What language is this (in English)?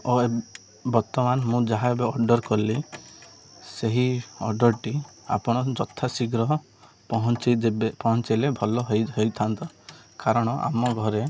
Odia